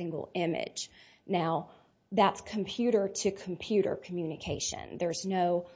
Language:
English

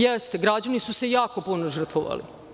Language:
Serbian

